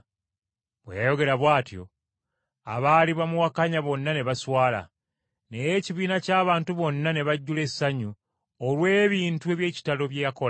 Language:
Ganda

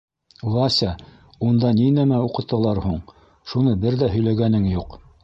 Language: Bashkir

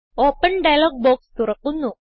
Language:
Malayalam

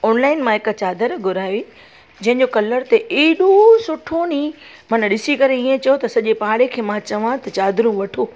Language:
Sindhi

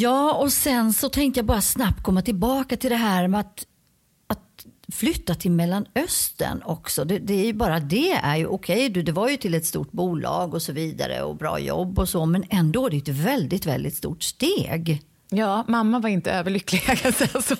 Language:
Swedish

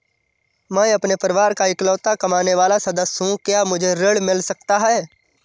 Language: Hindi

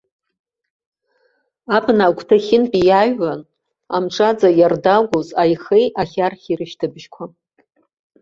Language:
Abkhazian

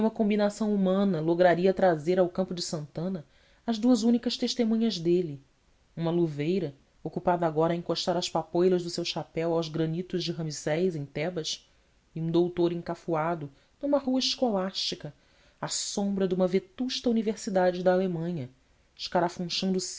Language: Portuguese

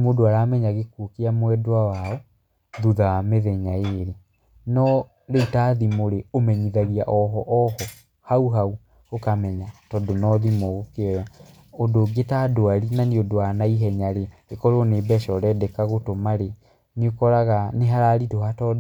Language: Kikuyu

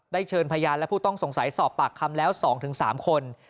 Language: Thai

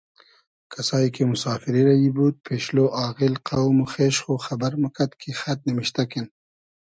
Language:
Hazaragi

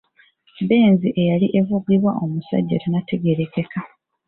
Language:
Ganda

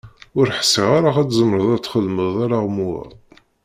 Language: Kabyle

